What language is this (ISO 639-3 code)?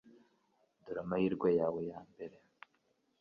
kin